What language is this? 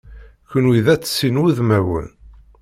Kabyle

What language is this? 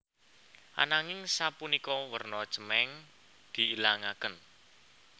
Javanese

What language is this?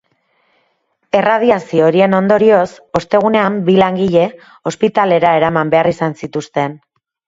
Basque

